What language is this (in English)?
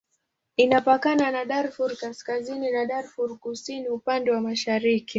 Swahili